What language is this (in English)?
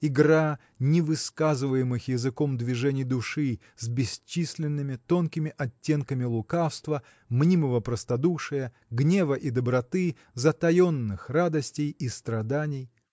Russian